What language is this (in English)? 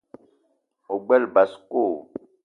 Eton (Cameroon)